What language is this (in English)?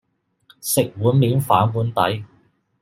Cantonese